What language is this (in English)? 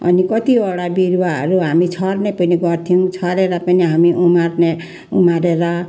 Nepali